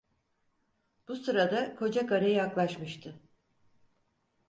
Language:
Turkish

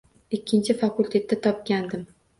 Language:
Uzbek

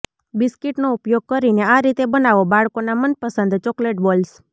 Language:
Gujarati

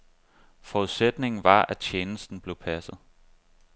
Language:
Danish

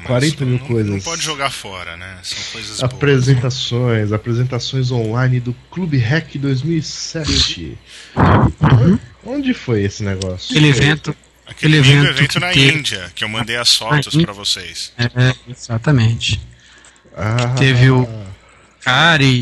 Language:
Portuguese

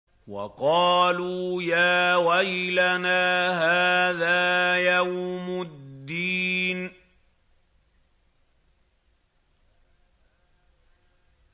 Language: Arabic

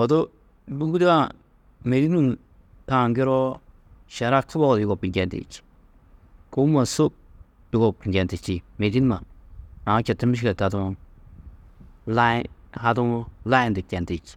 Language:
Tedaga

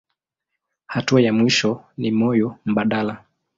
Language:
Swahili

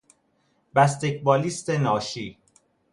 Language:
Persian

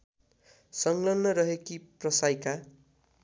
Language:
Nepali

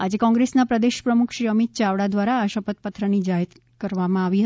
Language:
Gujarati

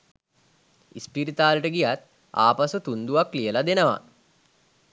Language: Sinhala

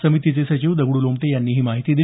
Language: Marathi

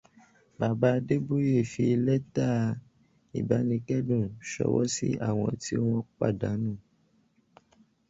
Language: Yoruba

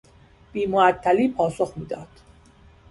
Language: Persian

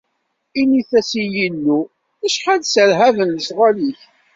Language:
Kabyle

